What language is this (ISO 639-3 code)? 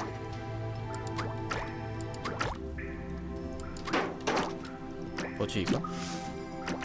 kor